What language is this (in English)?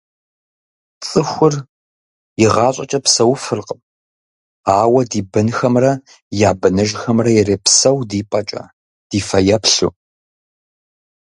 Kabardian